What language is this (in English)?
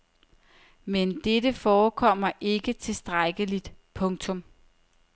Danish